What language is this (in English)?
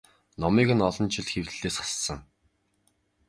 Mongolian